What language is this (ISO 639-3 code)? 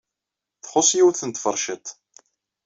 kab